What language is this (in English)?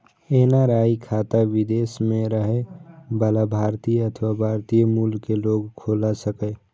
Maithili